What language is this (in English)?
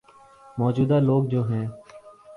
Urdu